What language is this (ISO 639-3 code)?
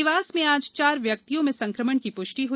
hin